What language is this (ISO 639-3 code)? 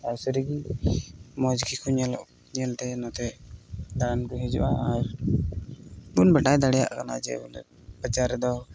sat